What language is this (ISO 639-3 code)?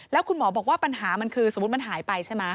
tha